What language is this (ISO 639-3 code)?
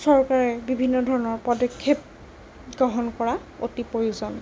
asm